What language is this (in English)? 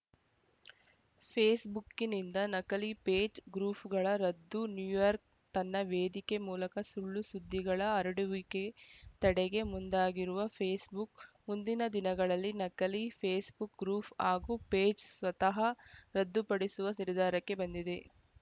Kannada